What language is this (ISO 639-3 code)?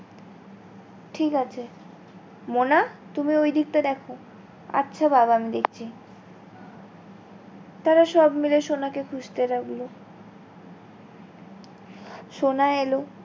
ben